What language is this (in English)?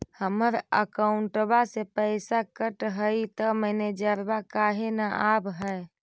Magahi